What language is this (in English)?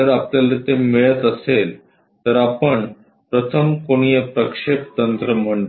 Marathi